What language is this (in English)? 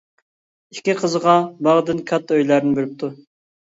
Uyghur